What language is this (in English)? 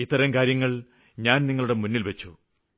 Malayalam